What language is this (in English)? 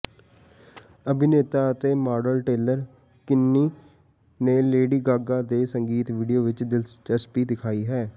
Punjabi